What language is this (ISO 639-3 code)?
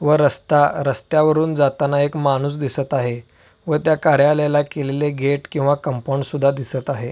mar